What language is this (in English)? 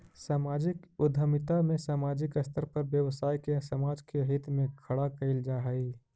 Magahi